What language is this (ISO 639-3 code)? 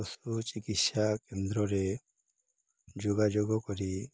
ori